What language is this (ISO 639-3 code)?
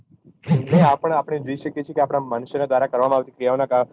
guj